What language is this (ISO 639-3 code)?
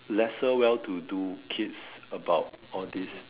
eng